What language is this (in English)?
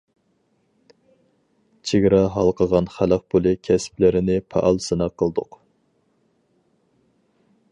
Uyghur